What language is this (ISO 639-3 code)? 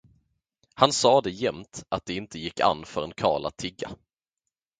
swe